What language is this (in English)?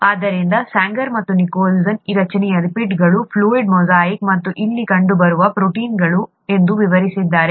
Kannada